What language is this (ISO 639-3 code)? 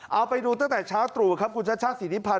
tha